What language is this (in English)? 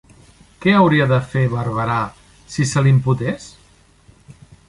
Catalan